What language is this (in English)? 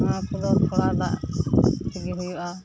Santali